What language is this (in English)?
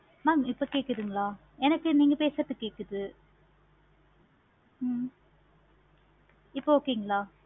Tamil